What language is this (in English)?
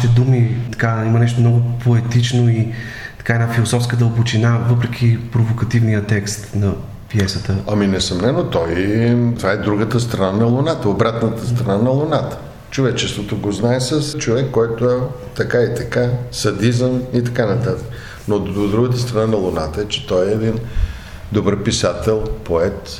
Bulgarian